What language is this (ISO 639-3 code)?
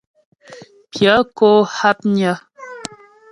bbj